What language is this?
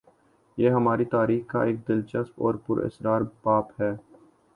Urdu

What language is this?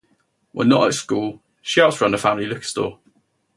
English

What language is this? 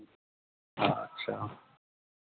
Maithili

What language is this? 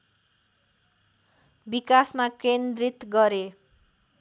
Nepali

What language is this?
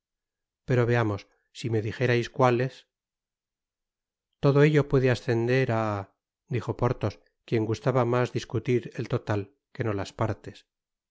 Spanish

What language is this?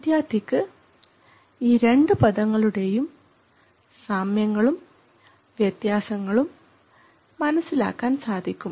Malayalam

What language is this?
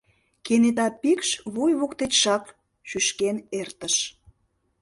Mari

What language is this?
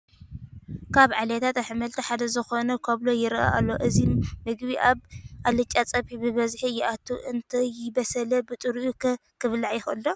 Tigrinya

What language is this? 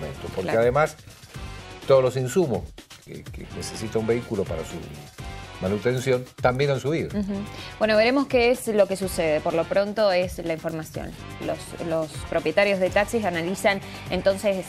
Spanish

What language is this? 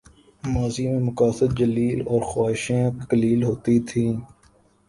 Urdu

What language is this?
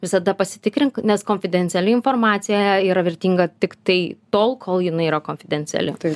Lithuanian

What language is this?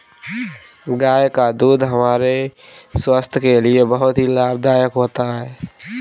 Hindi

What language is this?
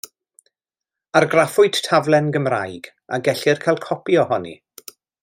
Welsh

